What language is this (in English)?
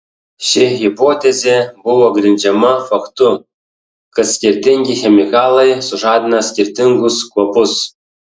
Lithuanian